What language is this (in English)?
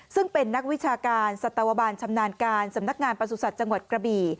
Thai